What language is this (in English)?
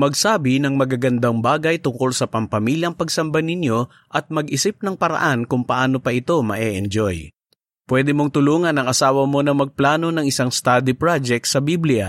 Filipino